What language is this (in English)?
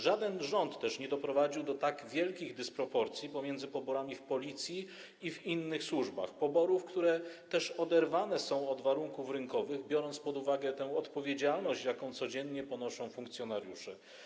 Polish